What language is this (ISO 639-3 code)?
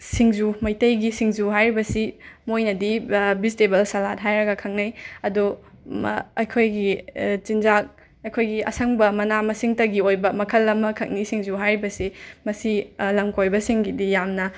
mni